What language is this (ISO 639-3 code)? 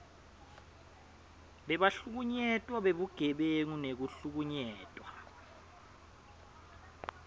ssw